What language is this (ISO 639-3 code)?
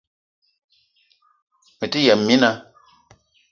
eto